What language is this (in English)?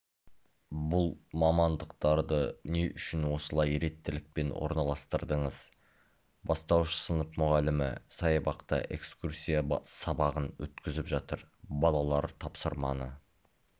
Kazakh